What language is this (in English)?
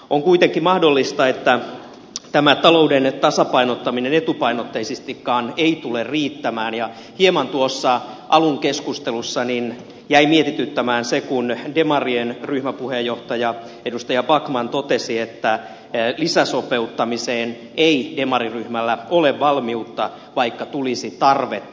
Finnish